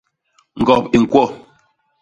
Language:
Basaa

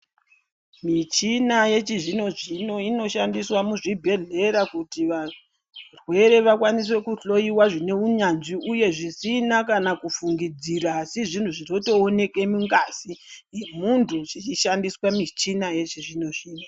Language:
Ndau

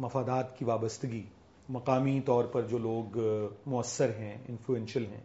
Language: Urdu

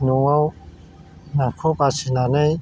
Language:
Bodo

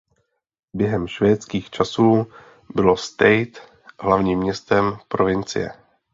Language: Czech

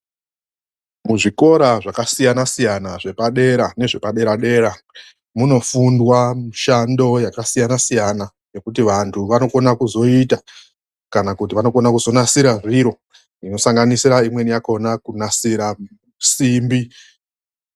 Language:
Ndau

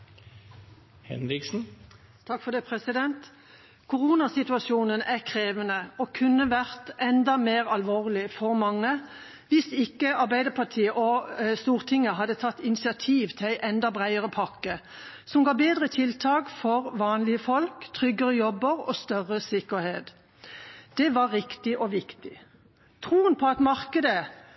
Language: Norwegian Bokmål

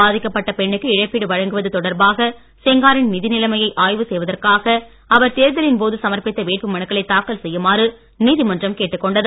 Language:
Tamil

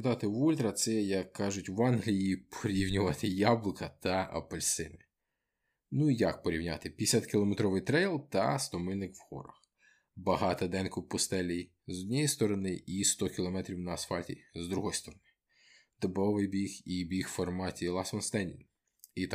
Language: Ukrainian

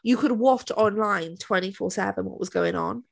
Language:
English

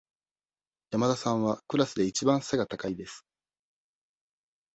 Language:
Japanese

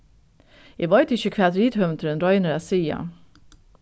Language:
Faroese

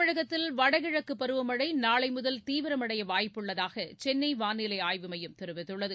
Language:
Tamil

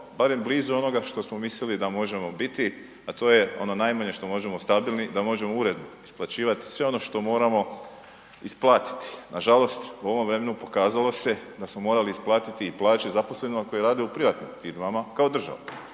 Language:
Croatian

